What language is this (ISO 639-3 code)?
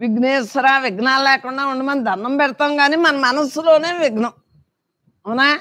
tel